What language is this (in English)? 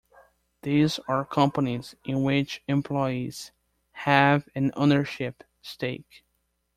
English